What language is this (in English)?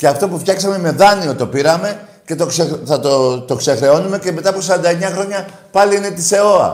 Greek